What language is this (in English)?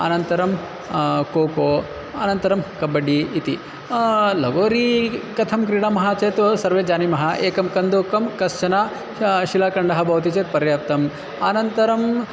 Sanskrit